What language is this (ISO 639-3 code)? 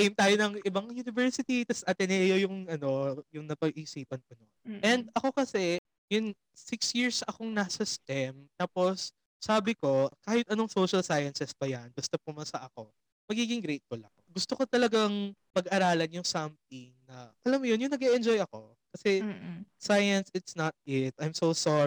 fil